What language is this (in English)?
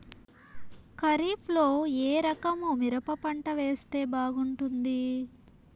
Telugu